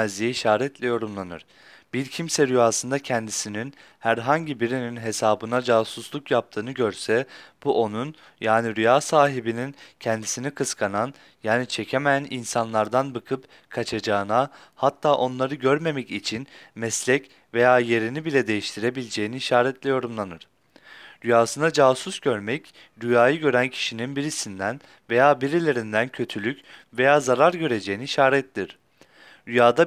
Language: Turkish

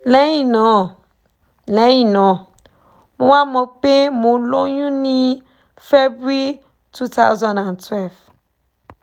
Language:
Yoruba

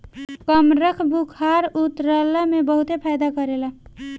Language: Bhojpuri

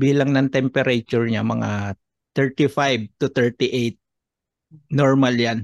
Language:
Filipino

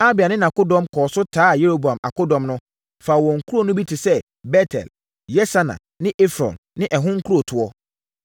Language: Akan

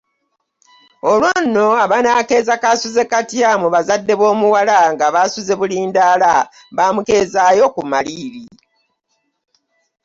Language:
Ganda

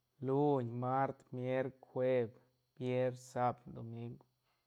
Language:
Santa Catarina Albarradas Zapotec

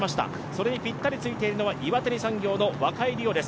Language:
Japanese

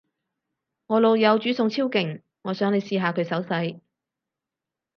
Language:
Cantonese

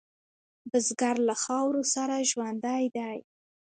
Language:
Pashto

